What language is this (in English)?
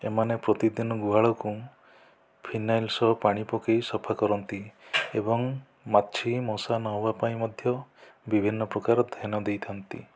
Odia